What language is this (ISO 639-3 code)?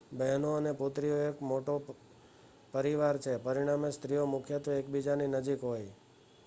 guj